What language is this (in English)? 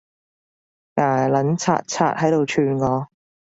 Cantonese